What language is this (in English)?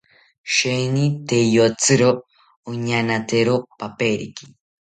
South Ucayali Ashéninka